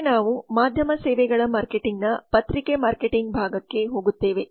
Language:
Kannada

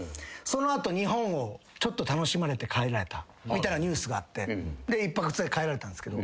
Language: Japanese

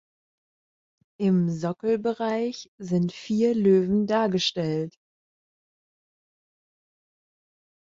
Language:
German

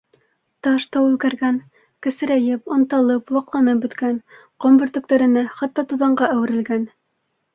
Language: Bashkir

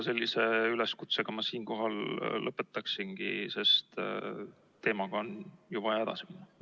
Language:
Estonian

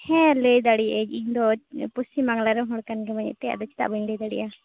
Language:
Santali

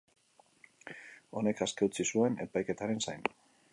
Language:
Basque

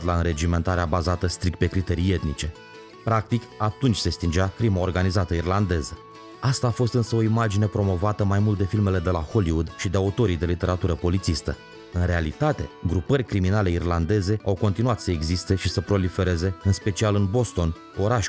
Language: Romanian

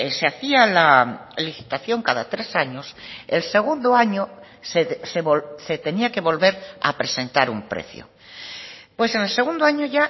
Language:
Spanish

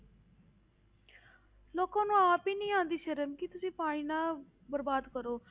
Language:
Punjabi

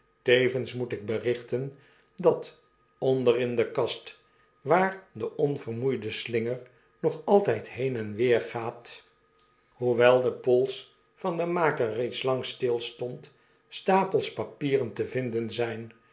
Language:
Dutch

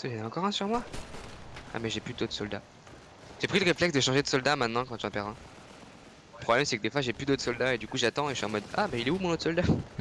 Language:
French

